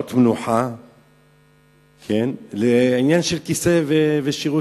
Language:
Hebrew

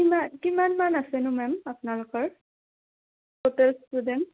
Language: Assamese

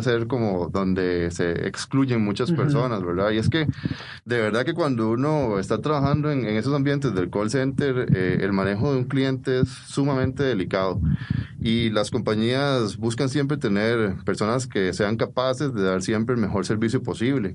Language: Spanish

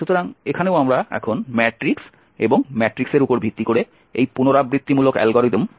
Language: Bangla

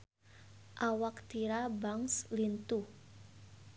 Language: Sundanese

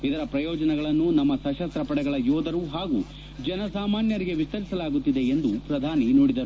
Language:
Kannada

